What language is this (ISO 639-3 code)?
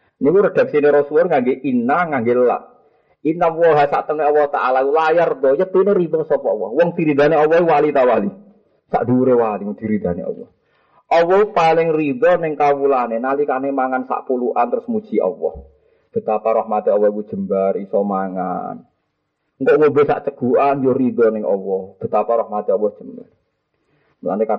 msa